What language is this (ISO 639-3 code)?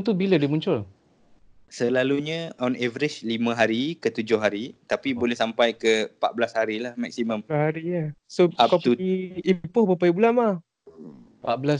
msa